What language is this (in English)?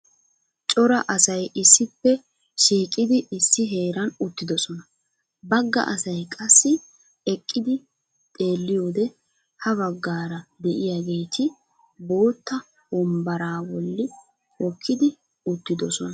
Wolaytta